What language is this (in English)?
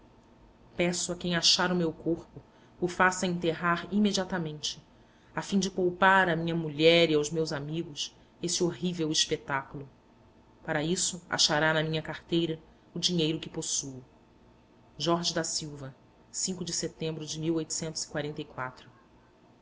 Portuguese